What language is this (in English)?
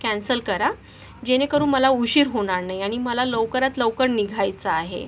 Marathi